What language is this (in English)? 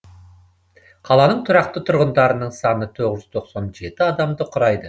Kazakh